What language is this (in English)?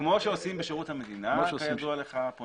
Hebrew